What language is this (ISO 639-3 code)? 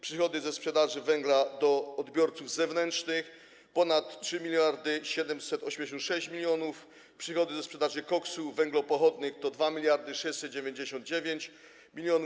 pol